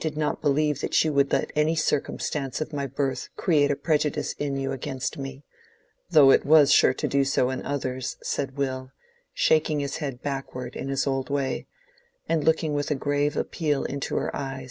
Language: English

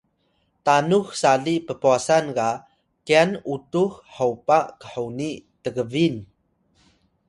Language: Atayal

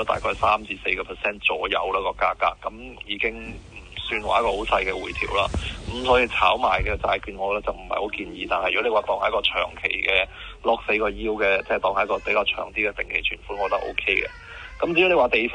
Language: Chinese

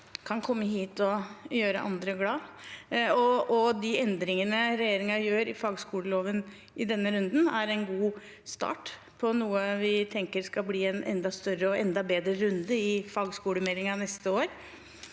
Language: Norwegian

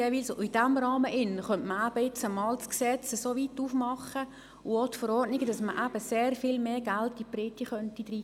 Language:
Swiss German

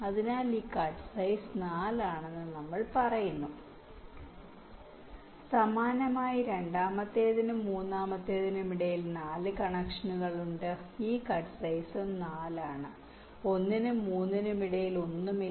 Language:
Malayalam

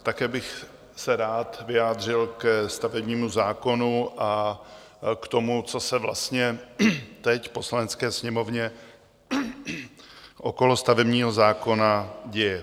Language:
Czech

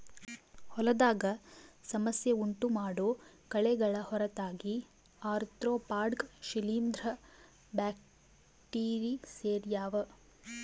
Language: Kannada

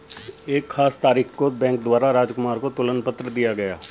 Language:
Hindi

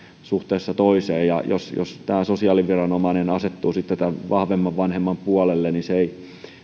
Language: Finnish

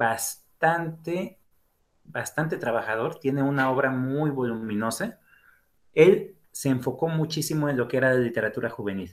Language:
Spanish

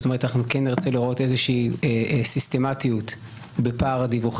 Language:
Hebrew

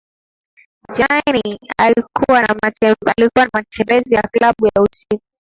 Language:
Swahili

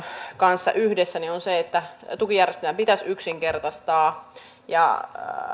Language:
Finnish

